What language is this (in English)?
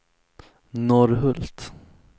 Swedish